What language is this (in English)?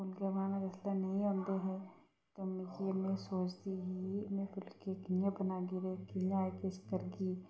Dogri